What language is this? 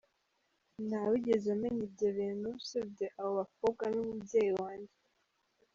Kinyarwanda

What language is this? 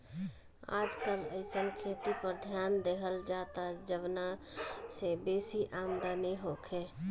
Bhojpuri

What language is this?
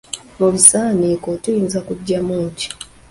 Ganda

